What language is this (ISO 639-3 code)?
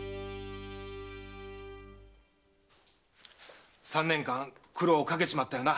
jpn